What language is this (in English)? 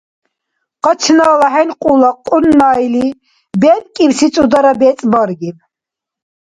Dargwa